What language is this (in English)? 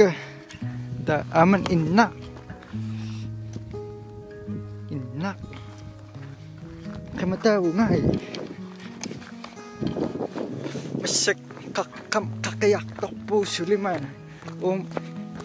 Arabic